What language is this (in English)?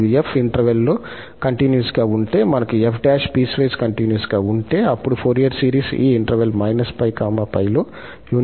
Telugu